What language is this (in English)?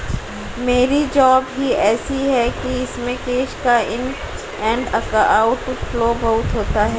Hindi